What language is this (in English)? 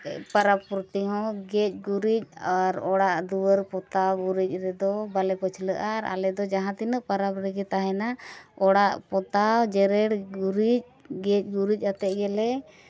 Santali